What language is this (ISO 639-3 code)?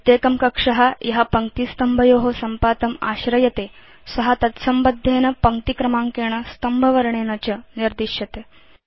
san